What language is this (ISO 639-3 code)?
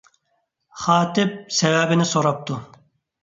uig